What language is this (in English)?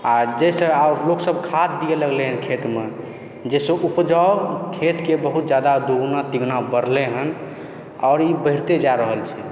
Maithili